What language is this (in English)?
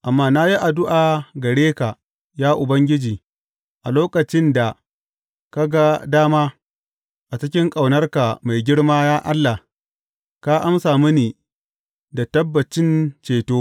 Hausa